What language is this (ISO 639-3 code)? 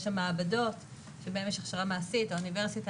heb